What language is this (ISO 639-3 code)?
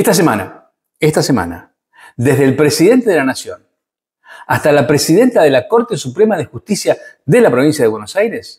spa